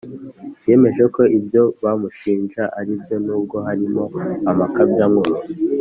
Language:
Kinyarwanda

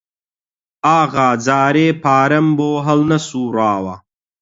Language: Central Kurdish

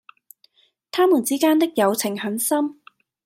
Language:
Cantonese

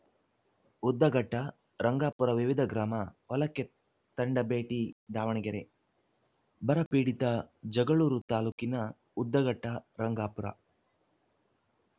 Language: Kannada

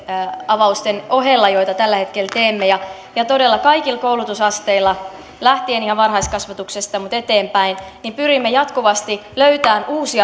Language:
Finnish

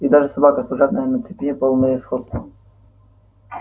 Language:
Russian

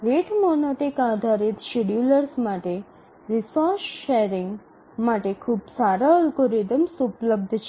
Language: Gujarati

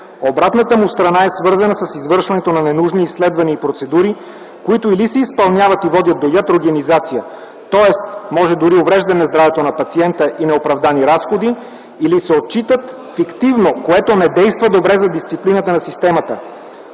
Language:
Bulgarian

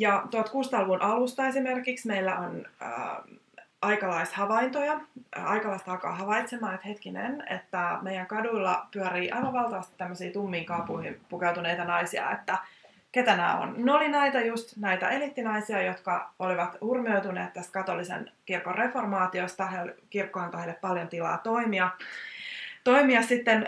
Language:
Finnish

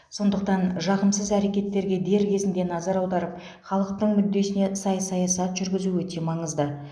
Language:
Kazakh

